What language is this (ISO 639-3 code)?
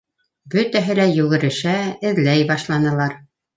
bak